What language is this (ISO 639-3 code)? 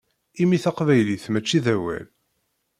kab